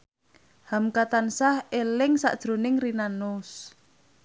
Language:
Javanese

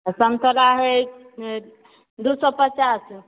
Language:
Maithili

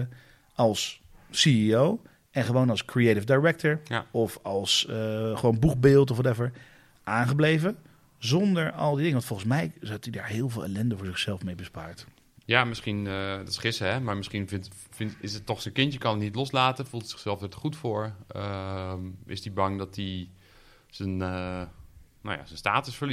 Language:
Dutch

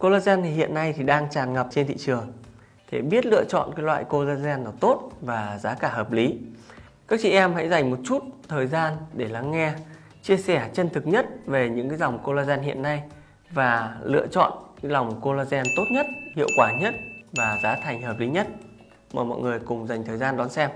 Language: Vietnamese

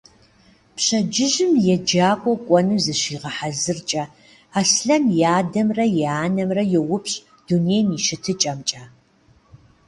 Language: Kabardian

